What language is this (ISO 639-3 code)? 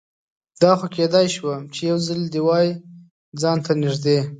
pus